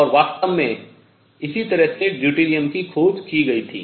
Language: Hindi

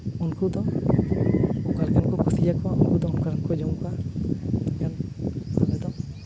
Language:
Santali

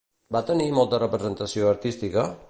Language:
Catalan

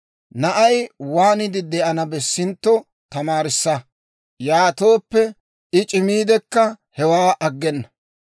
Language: Dawro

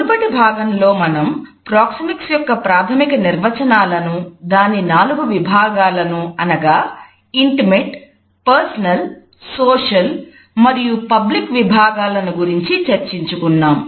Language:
Telugu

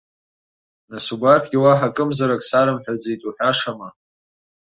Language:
Abkhazian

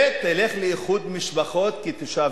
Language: Hebrew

